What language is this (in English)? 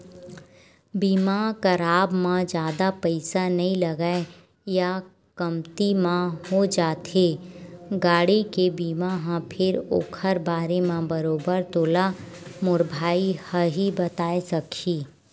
Chhattisgarhi